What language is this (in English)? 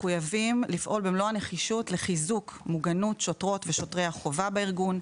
Hebrew